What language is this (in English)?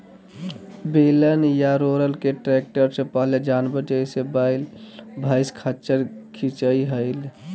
Magahi